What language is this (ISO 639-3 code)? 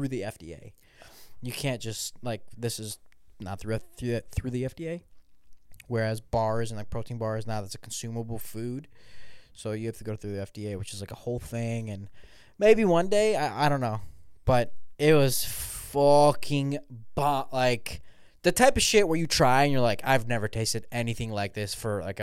eng